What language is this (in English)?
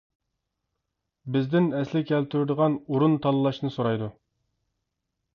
Uyghur